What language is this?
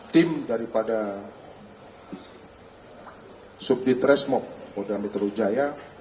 Indonesian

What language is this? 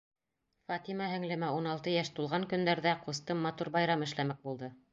Bashkir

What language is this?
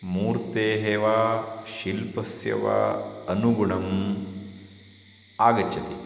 Sanskrit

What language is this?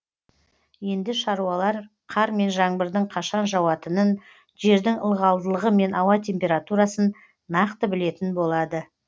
Kazakh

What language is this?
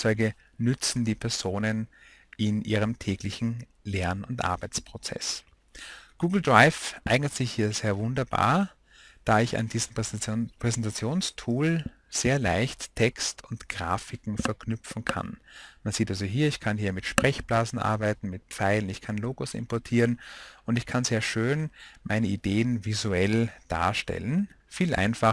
German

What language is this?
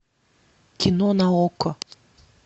Russian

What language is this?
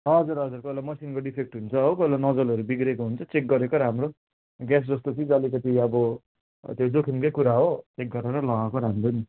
Nepali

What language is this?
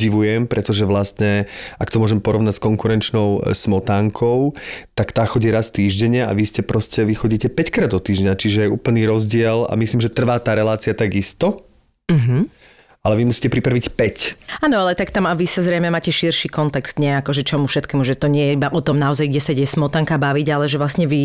Slovak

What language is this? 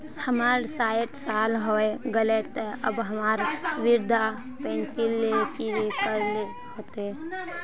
Magahi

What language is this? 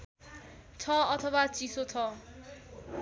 Nepali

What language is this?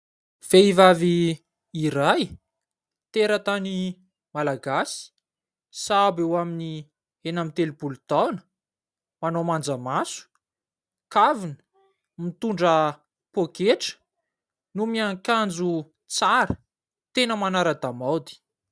Malagasy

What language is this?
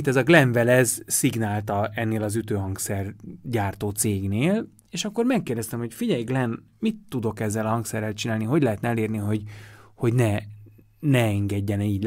Hungarian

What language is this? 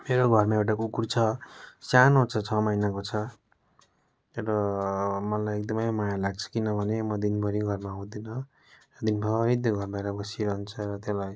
Nepali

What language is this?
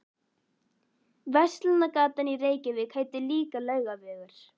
Icelandic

